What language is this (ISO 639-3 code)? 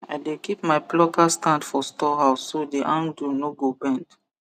pcm